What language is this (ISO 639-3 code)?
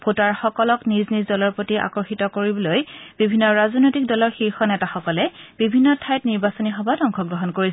asm